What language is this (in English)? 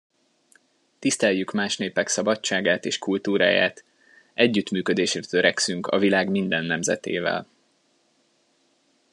Hungarian